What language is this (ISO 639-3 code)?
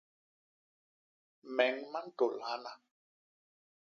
bas